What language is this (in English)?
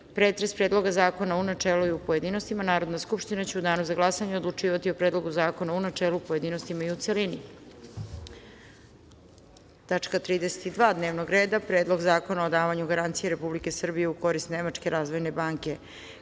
Serbian